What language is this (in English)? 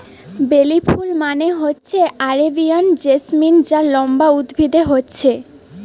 Bangla